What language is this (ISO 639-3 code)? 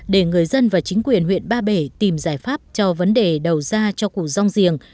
vie